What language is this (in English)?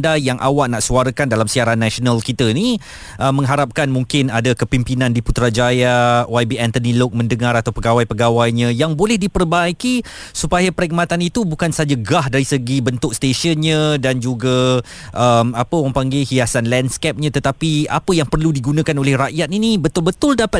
Malay